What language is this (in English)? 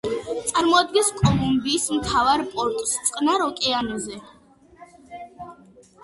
Georgian